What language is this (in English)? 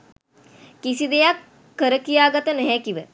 Sinhala